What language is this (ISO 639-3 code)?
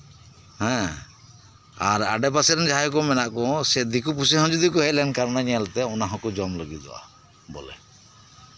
sat